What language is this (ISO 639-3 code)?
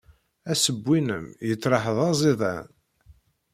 kab